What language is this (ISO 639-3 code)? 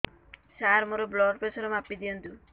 ori